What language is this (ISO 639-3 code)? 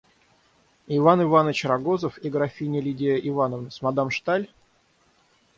rus